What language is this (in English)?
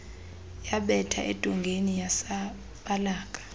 Xhosa